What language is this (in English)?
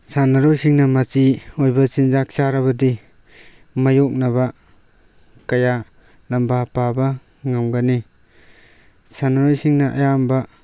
Manipuri